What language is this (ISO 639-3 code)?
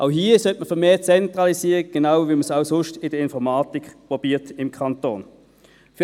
gsw